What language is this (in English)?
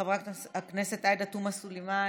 Hebrew